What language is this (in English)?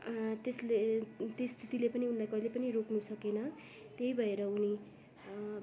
Nepali